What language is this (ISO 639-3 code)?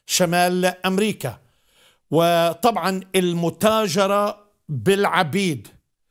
ara